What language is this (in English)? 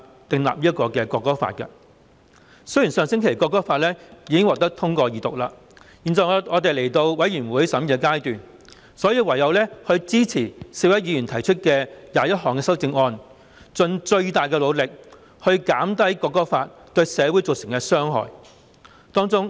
Cantonese